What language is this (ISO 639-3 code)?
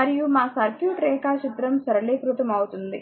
tel